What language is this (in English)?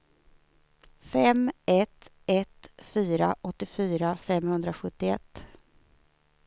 Swedish